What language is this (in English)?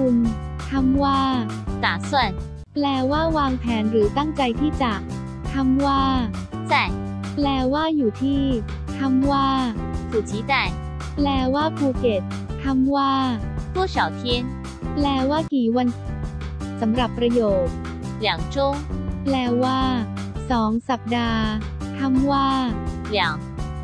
Thai